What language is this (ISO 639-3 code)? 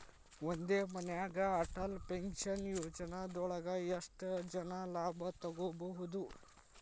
kan